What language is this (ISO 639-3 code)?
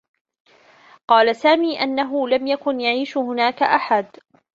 ara